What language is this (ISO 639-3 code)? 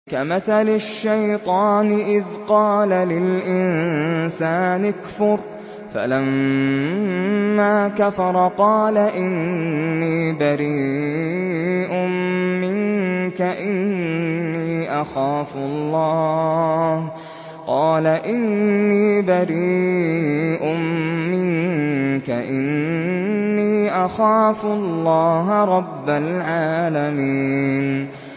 ara